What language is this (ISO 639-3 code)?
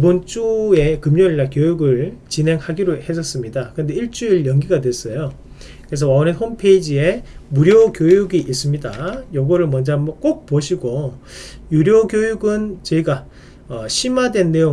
kor